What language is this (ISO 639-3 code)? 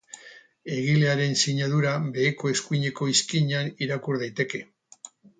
eus